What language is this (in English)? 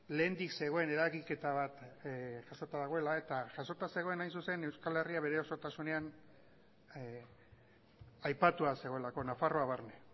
Basque